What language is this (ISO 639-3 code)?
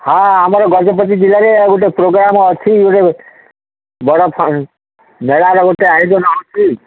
ori